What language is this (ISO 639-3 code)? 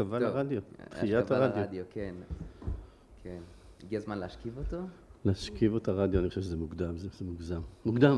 heb